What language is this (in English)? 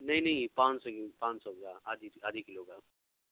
Urdu